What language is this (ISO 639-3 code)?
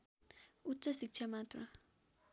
nep